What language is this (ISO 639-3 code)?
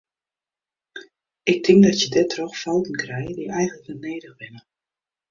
fry